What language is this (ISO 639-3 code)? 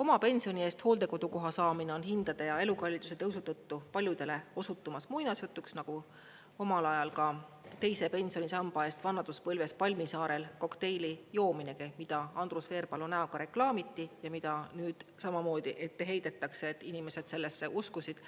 est